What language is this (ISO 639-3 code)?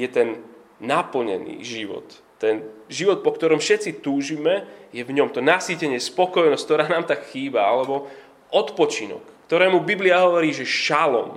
slk